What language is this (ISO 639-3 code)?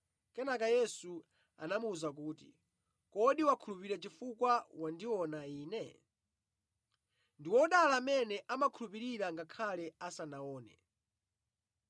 nya